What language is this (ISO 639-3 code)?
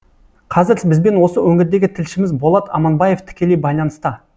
kaz